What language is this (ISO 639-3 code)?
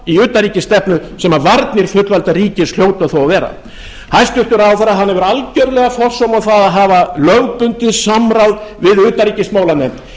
isl